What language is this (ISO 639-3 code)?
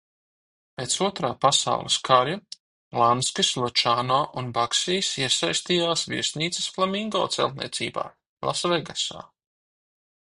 lav